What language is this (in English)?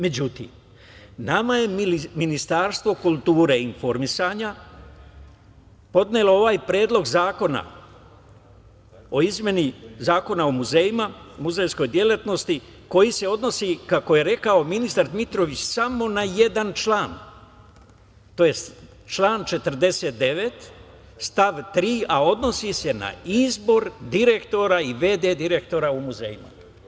Serbian